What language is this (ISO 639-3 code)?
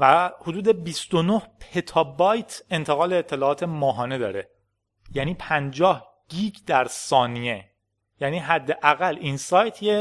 fas